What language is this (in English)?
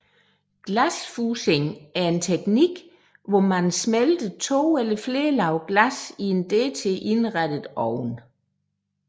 Danish